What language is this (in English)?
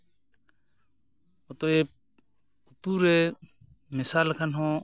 Santali